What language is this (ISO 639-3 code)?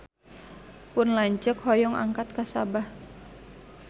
sun